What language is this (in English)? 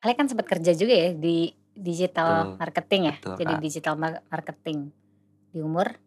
Indonesian